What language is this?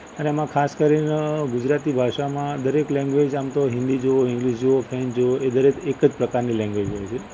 Gujarati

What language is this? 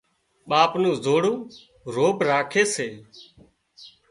Wadiyara Koli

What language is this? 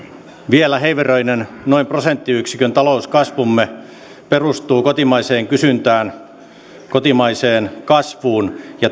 Finnish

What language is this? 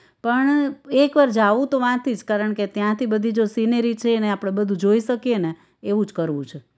Gujarati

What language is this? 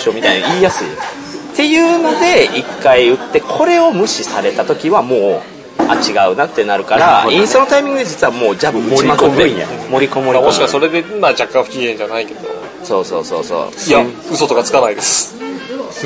Japanese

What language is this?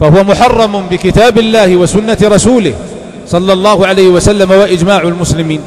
Arabic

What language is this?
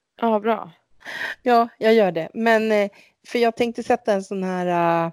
Swedish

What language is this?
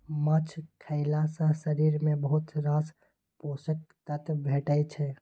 Maithili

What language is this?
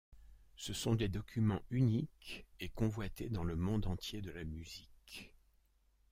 French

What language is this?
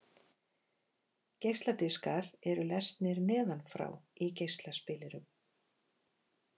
Icelandic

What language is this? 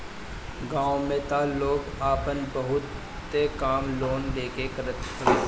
Bhojpuri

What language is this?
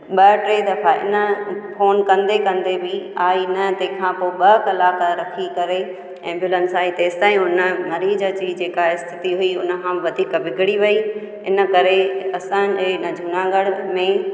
Sindhi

